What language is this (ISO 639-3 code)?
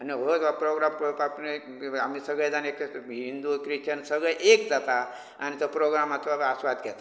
kok